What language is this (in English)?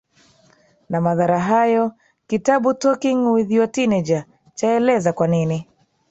Swahili